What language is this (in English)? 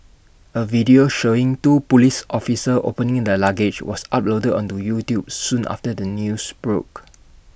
English